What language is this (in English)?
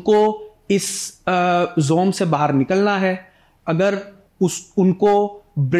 Hindi